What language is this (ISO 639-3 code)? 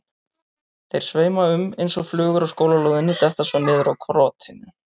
isl